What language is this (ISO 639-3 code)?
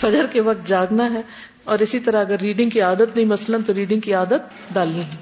urd